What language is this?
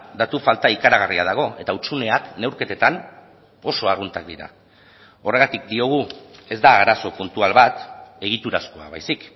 Basque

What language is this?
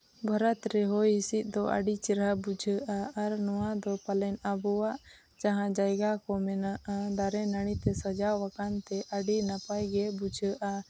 Santali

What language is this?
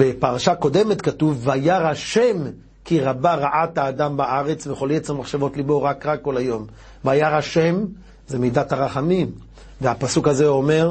Hebrew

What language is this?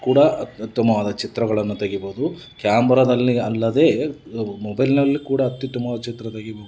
Kannada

